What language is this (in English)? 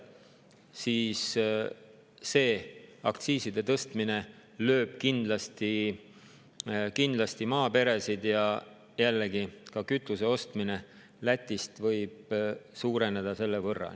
Estonian